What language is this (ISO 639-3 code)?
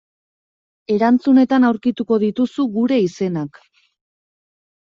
eus